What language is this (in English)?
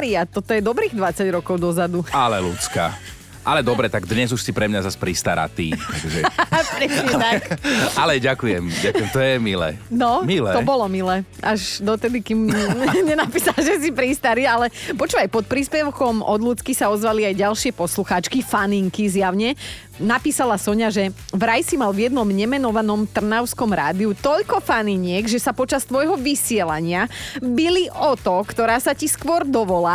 Slovak